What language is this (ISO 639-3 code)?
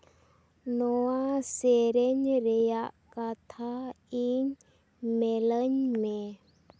sat